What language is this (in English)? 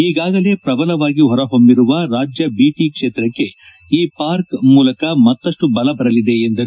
Kannada